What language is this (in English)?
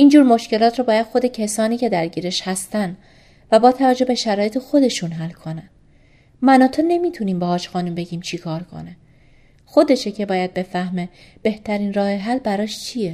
Persian